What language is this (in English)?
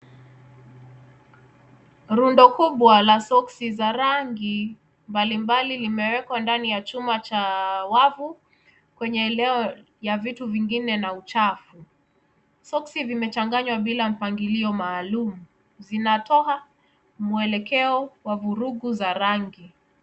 Swahili